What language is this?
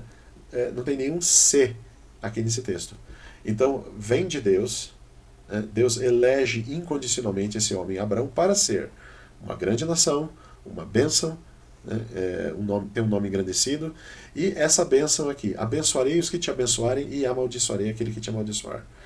Portuguese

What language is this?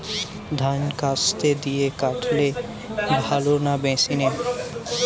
Bangla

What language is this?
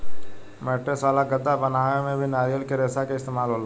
Bhojpuri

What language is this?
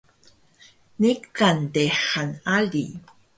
Taroko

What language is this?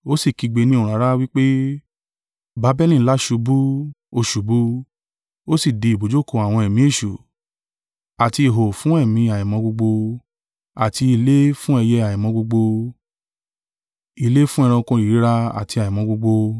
Yoruba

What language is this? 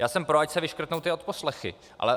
Czech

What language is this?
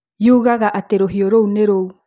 Kikuyu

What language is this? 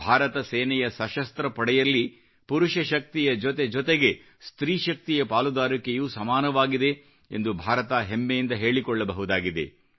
Kannada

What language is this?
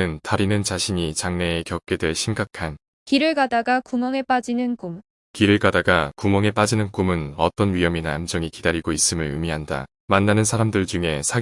Korean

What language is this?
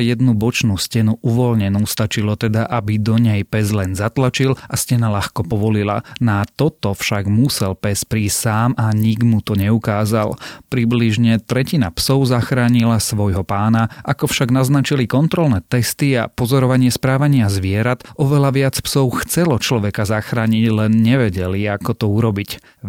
Slovak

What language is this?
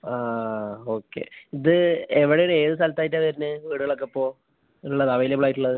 Malayalam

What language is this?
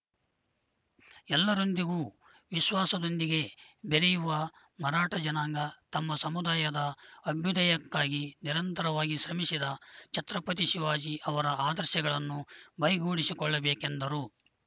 Kannada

